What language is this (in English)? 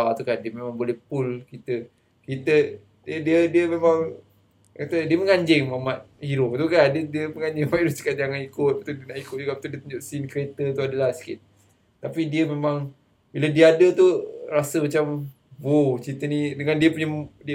Malay